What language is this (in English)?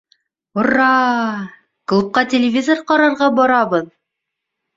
Bashkir